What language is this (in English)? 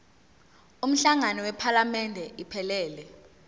Zulu